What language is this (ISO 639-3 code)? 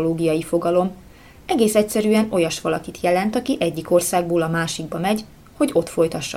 hun